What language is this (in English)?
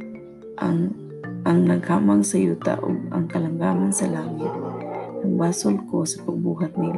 Filipino